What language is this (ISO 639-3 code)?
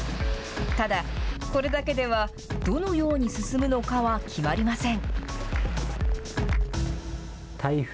jpn